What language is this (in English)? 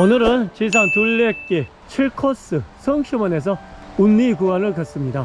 Korean